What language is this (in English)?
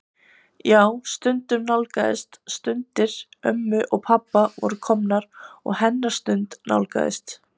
Icelandic